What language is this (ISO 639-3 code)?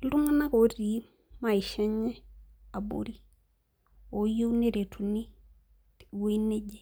mas